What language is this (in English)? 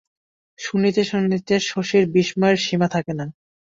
Bangla